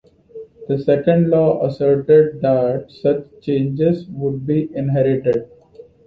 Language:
English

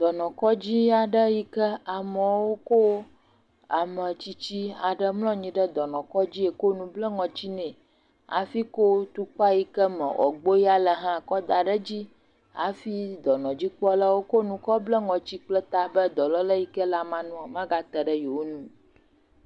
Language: Ewe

